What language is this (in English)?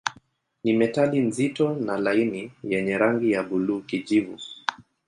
Swahili